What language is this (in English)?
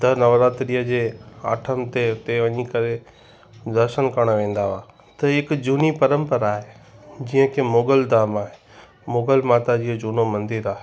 Sindhi